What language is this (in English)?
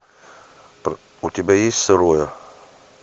Russian